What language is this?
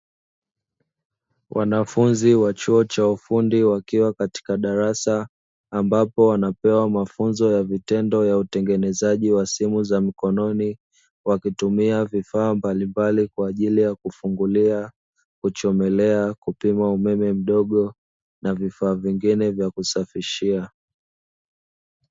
Swahili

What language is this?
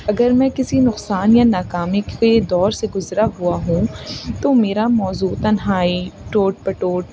Urdu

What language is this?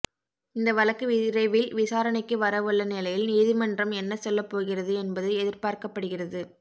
Tamil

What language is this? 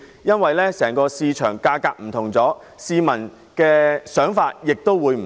Cantonese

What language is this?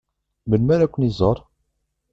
Kabyle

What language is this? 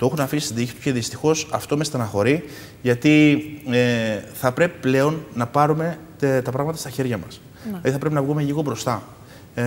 Greek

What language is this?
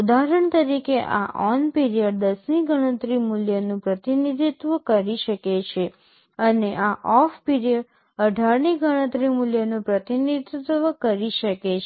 Gujarati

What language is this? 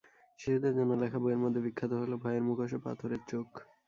Bangla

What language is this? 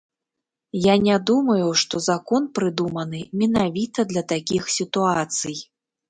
Belarusian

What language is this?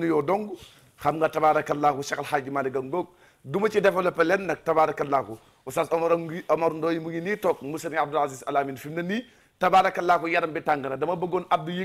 Arabic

